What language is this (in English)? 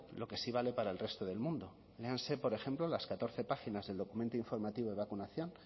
Spanish